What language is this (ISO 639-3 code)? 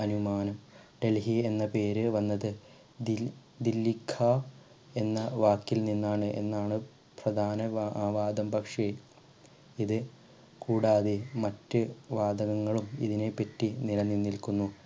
mal